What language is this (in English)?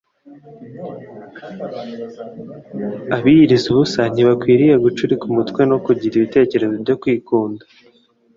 Kinyarwanda